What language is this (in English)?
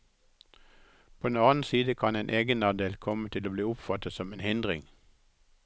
Norwegian